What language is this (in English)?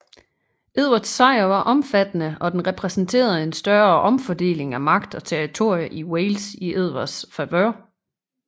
Danish